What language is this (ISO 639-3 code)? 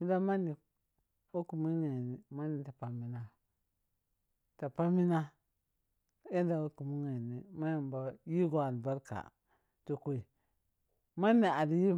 piy